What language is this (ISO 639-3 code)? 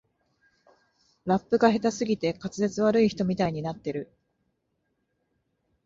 jpn